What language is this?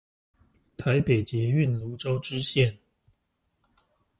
Chinese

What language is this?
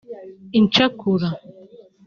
Kinyarwanda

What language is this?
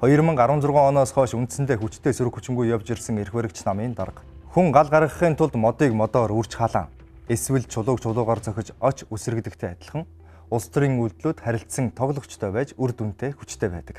Ukrainian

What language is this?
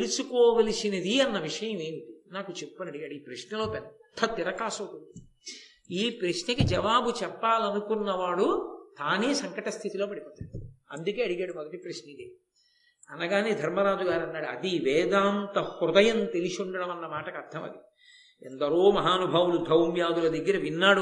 Telugu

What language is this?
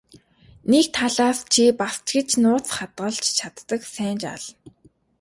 Mongolian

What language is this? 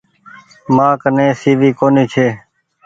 Goaria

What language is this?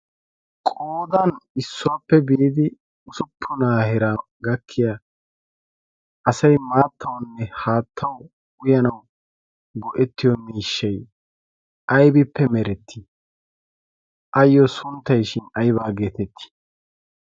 Wolaytta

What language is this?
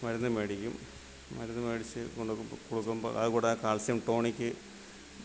Malayalam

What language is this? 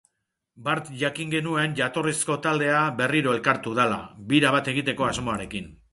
Basque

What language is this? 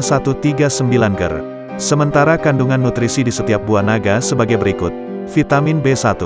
Indonesian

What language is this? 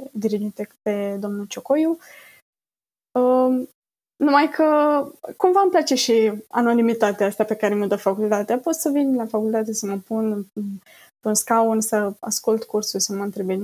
Romanian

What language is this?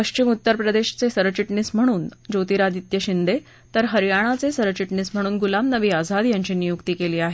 Marathi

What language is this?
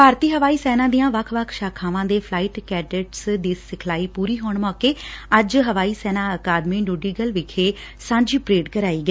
Punjabi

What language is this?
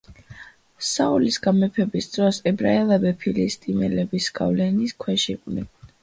Georgian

